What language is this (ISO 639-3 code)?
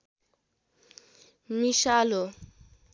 nep